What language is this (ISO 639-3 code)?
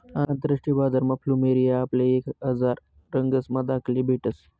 mar